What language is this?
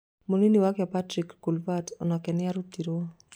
Kikuyu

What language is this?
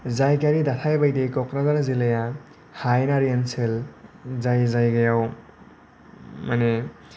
Bodo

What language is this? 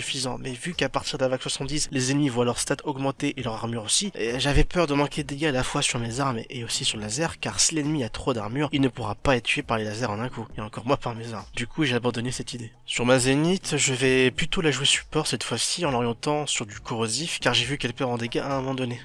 French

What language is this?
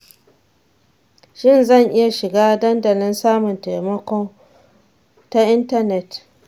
Hausa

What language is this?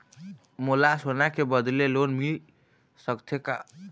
Chhattisgarhi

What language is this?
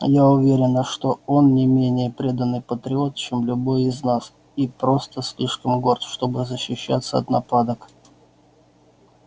Russian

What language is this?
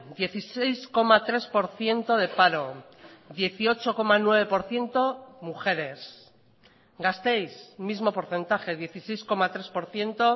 Spanish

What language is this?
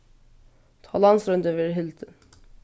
Faroese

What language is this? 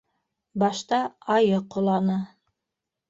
Bashkir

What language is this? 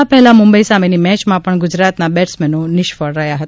Gujarati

